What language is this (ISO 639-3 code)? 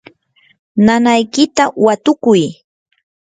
qur